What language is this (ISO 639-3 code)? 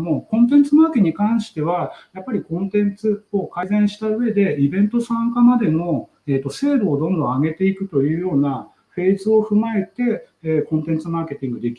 jpn